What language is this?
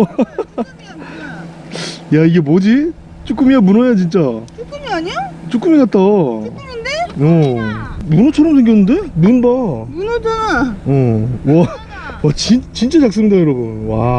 Korean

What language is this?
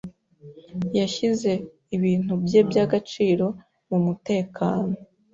Kinyarwanda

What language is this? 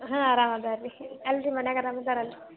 Kannada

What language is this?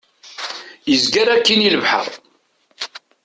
Kabyle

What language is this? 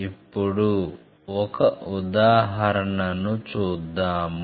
Telugu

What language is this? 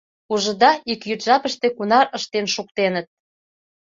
Mari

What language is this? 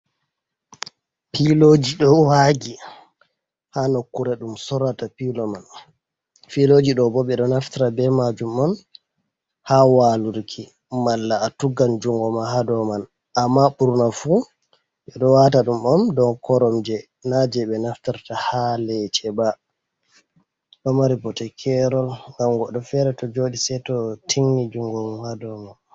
Fula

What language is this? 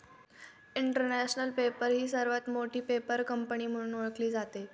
Marathi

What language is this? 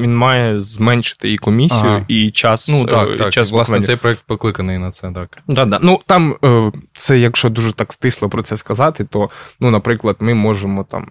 Ukrainian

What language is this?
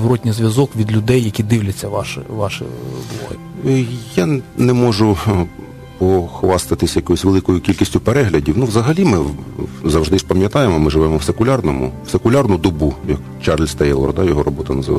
Ukrainian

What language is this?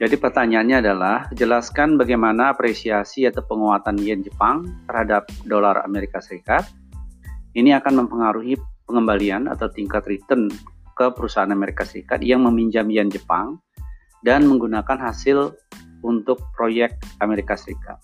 Indonesian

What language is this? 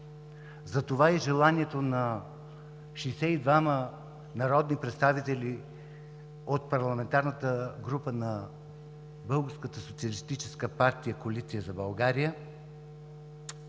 Bulgarian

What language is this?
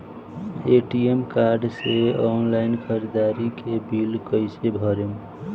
Bhojpuri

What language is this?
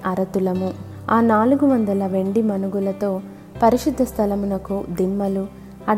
Telugu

